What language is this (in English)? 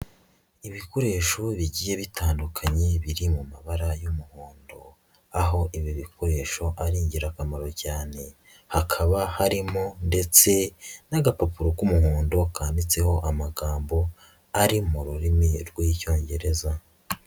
Kinyarwanda